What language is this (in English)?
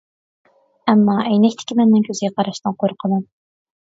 Uyghur